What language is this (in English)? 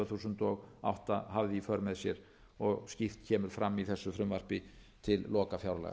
Icelandic